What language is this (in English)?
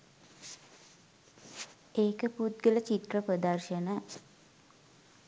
Sinhala